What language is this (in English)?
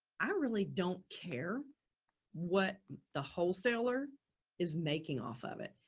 English